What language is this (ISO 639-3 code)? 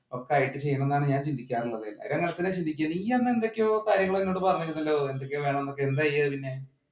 mal